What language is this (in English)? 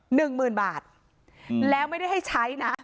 Thai